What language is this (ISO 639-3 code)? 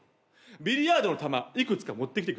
jpn